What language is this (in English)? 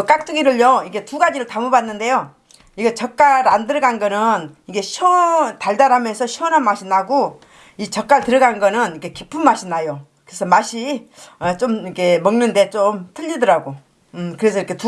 Korean